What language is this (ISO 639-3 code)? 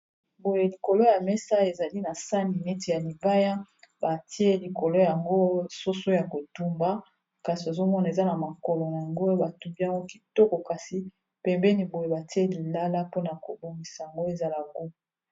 lin